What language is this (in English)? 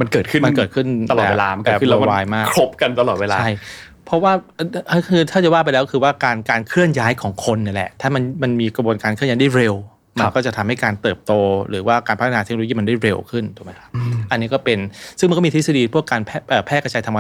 Thai